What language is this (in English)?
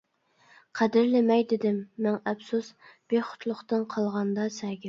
Uyghur